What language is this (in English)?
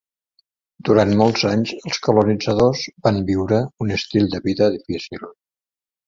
Catalan